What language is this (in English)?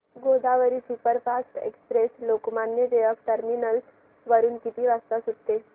Marathi